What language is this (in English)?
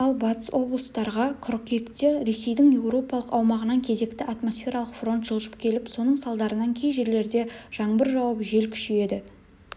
Kazakh